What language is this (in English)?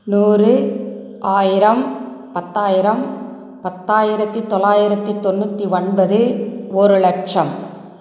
Tamil